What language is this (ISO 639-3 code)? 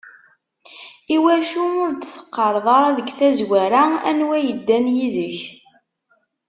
kab